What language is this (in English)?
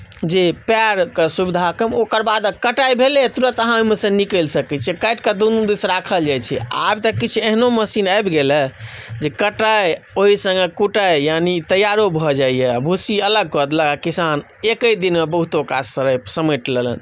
Maithili